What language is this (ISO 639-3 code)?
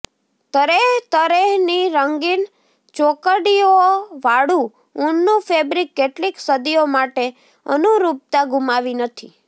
guj